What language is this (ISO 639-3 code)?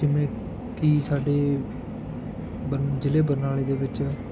pan